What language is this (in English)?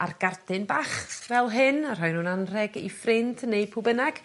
Welsh